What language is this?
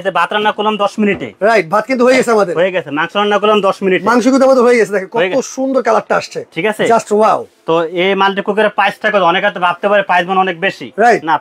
Bangla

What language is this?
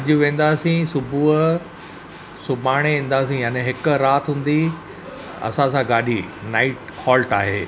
Sindhi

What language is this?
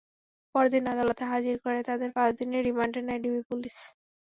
Bangla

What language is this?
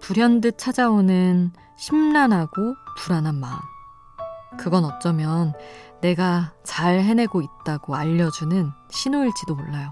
Korean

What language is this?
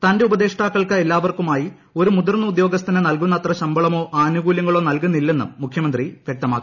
Malayalam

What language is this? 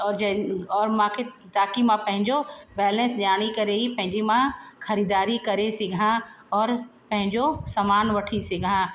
Sindhi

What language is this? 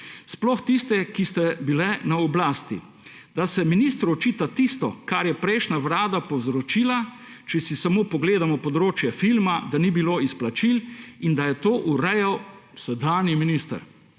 Slovenian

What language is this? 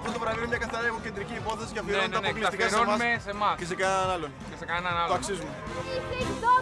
Greek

